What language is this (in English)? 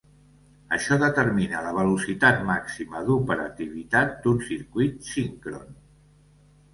Catalan